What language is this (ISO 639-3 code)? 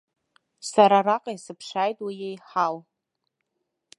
abk